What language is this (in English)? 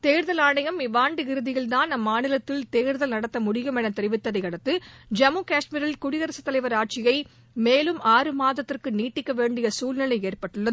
Tamil